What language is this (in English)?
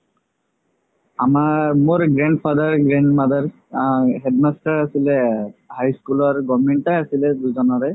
Assamese